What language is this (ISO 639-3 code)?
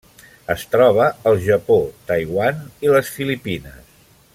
cat